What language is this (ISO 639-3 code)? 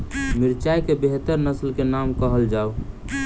mai